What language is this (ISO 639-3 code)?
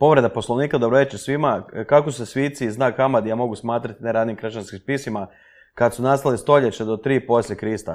hrv